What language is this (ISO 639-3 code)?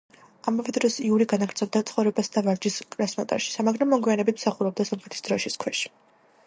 kat